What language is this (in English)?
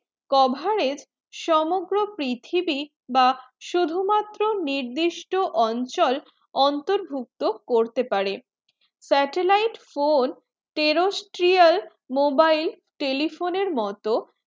Bangla